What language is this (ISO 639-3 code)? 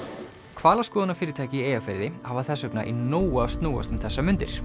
isl